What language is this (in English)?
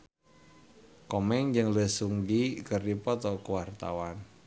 Sundanese